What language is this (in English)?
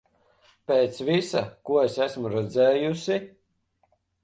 Latvian